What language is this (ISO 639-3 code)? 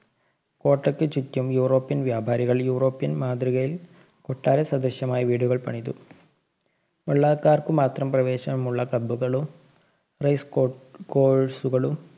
mal